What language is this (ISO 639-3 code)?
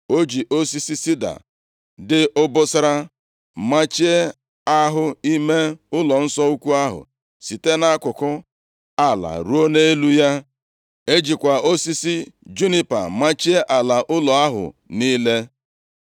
ibo